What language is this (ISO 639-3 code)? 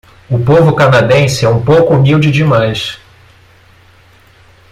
por